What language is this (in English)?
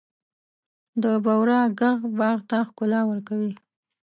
Pashto